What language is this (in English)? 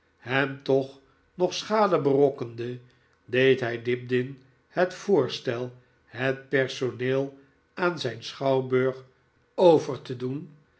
Dutch